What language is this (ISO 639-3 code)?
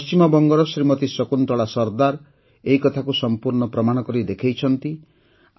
ori